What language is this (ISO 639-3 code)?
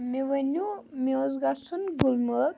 kas